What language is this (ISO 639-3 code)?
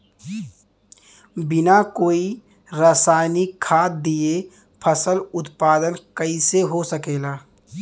bho